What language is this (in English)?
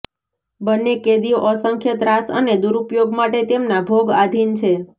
Gujarati